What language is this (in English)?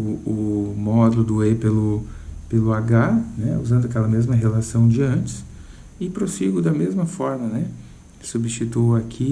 Portuguese